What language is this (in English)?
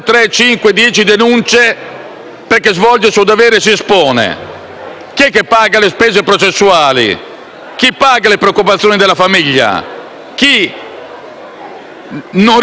Italian